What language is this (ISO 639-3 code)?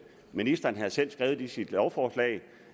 dan